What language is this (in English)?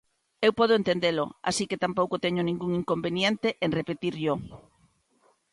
Galician